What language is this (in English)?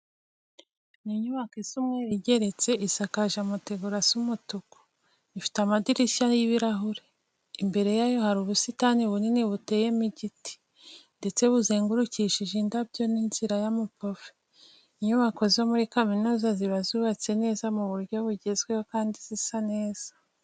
Kinyarwanda